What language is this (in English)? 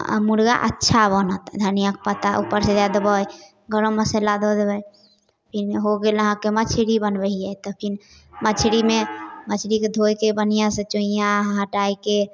Maithili